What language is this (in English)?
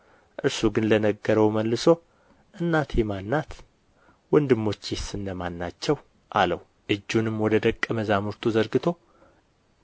Amharic